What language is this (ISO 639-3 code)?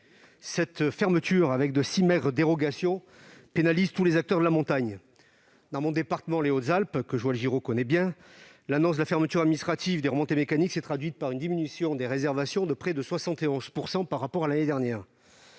fra